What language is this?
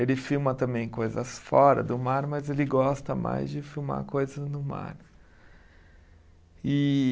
Portuguese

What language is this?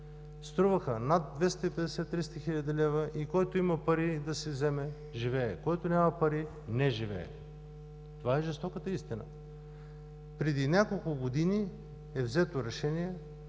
Bulgarian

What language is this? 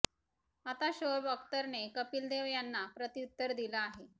Marathi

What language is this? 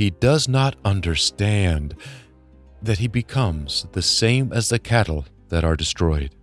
English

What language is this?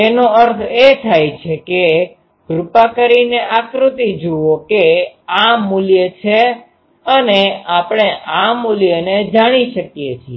Gujarati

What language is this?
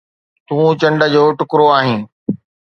Sindhi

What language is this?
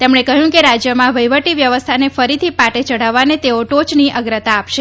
Gujarati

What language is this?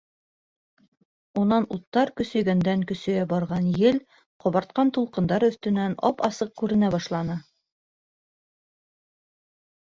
Bashkir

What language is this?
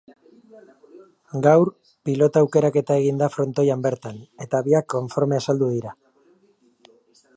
Basque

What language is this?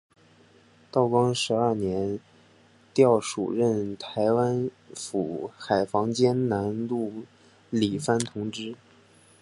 Chinese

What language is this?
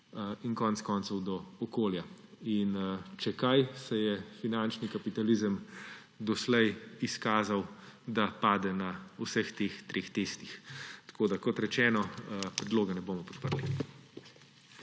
Slovenian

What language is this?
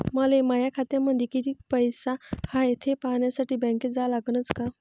Marathi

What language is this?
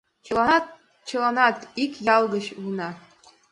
Mari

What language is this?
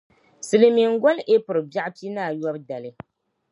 Dagbani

